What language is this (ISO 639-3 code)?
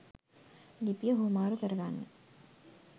sin